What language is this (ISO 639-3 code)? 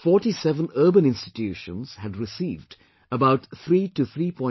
eng